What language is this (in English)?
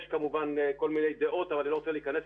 Hebrew